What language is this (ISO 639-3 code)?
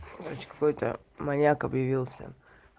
rus